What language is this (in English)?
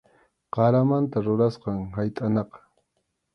Arequipa-La Unión Quechua